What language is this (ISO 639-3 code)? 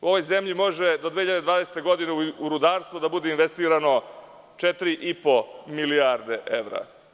srp